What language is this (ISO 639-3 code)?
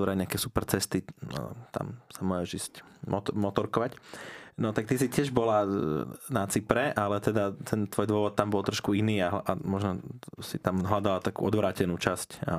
slk